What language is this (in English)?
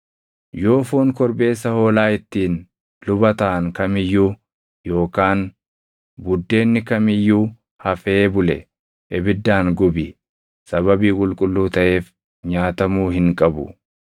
Oromo